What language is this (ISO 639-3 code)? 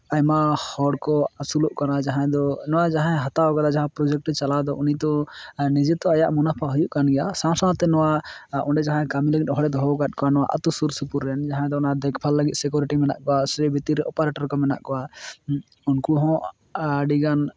sat